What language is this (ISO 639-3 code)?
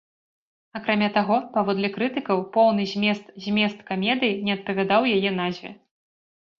bel